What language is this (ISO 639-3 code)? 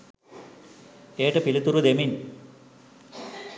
sin